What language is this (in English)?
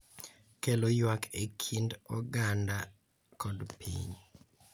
Luo (Kenya and Tanzania)